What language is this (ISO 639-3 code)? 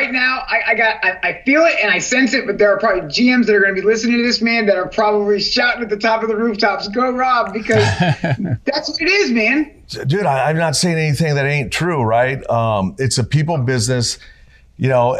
eng